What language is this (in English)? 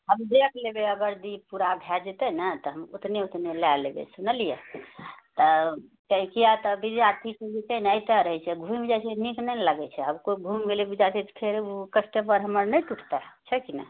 Maithili